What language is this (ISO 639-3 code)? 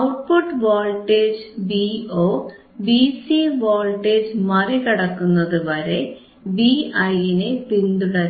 mal